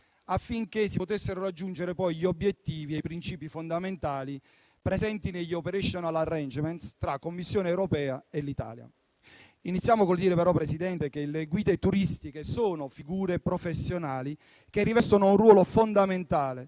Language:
Italian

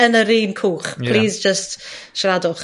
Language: Welsh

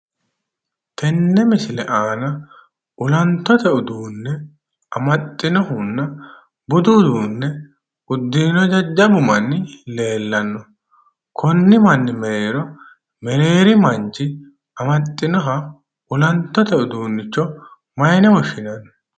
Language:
Sidamo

